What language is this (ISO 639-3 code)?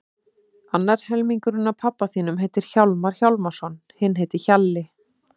isl